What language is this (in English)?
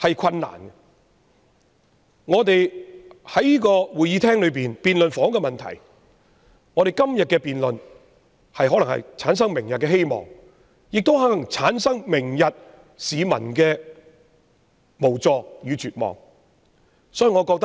Cantonese